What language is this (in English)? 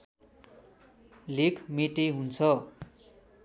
Nepali